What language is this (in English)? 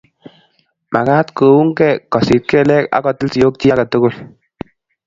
Kalenjin